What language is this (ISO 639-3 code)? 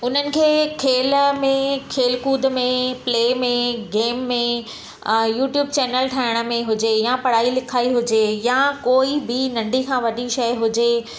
snd